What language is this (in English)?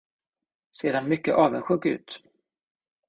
Swedish